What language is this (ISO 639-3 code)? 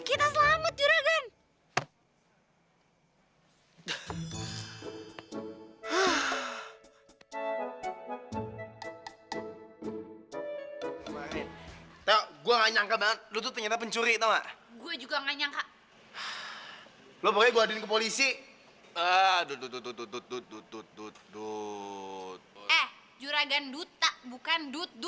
ind